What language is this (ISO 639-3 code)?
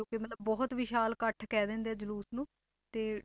pan